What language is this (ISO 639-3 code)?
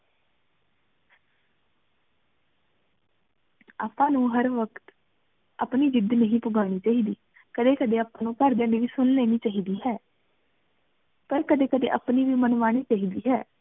pan